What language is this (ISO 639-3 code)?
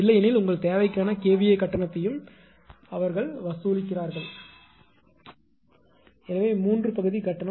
tam